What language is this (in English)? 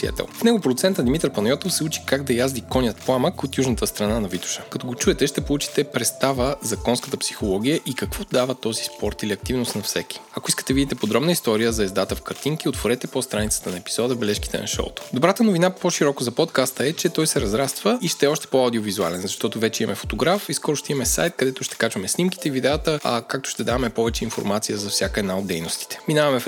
Bulgarian